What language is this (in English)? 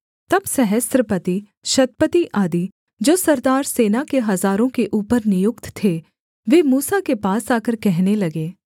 Hindi